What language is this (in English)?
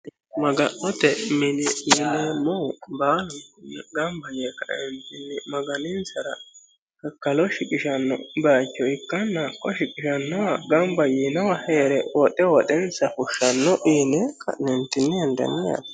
Sidamo